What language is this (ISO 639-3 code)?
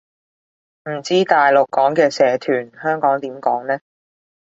yue